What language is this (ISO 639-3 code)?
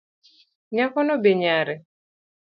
luo